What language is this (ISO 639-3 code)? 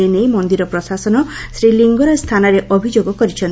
ori